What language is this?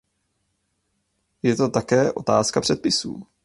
Czech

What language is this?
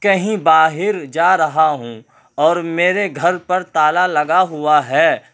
Urdu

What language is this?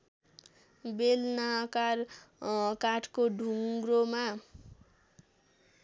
Nepali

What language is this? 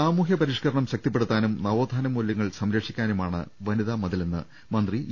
Malayalam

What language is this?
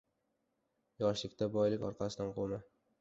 Uzbek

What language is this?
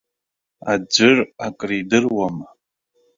Abkhazian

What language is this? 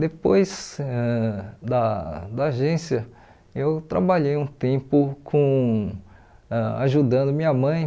Portuguese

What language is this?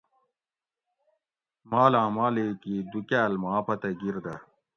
Gawri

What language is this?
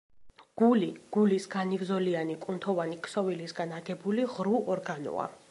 Georgian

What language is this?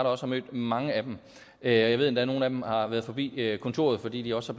Danish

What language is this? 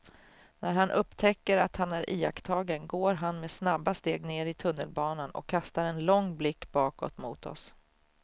Swedish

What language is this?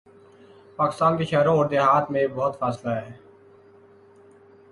Urdu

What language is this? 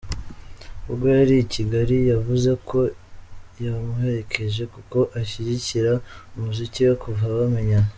Kinyarwanda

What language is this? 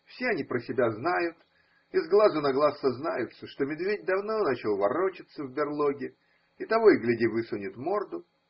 Russian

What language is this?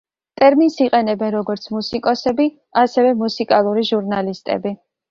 Georgian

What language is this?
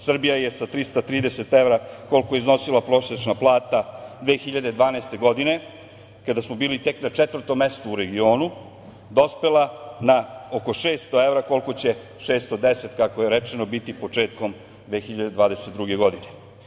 Serbian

